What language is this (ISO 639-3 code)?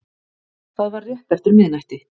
isl